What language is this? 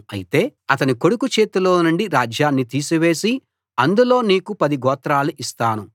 Telugu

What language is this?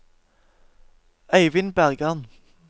Norwegian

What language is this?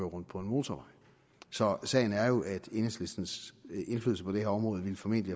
Danish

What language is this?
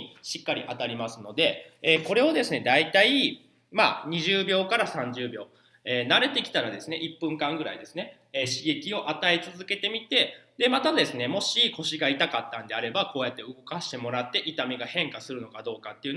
Japanese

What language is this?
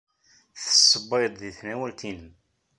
Kabyle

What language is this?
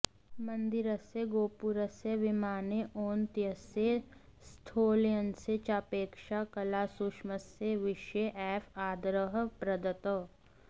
Sanskrit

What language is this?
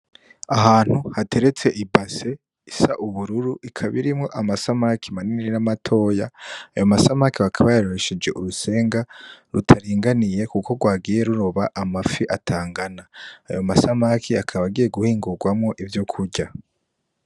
Rundi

